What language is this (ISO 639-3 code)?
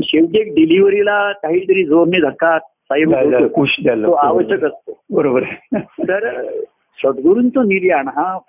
mar